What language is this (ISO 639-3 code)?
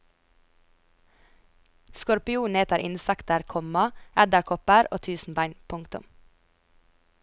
nor